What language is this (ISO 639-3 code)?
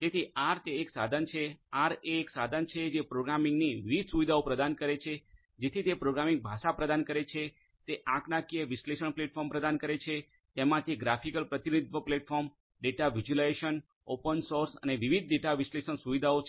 guj